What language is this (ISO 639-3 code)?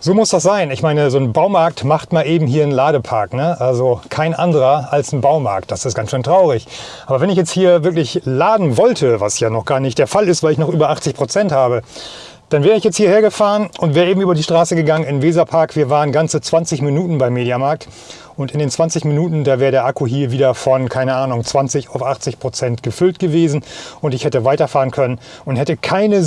deu